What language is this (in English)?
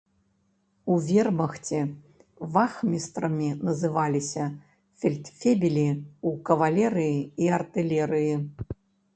Belarusian